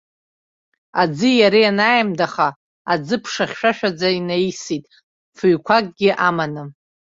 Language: Abkhazian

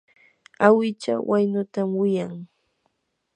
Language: Yanahuanca Pasco Quechua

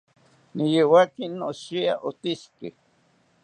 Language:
South Ucayali Ashéninka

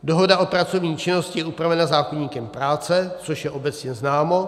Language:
Czech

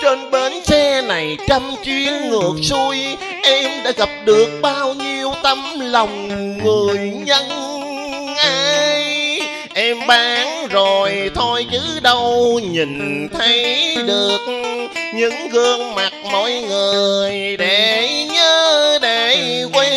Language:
Vietnamese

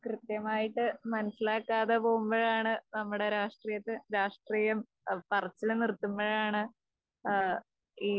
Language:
Malayalam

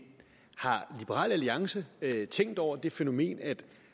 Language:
Danish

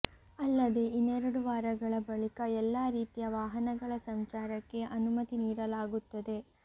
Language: Kannada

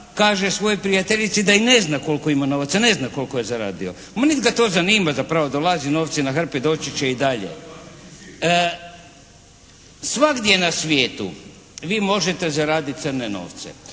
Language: Croatian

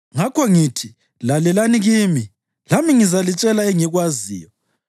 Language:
North Ndebele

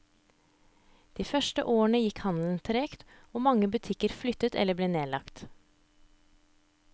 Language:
Norwegian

